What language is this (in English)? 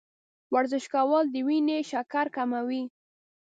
Pashto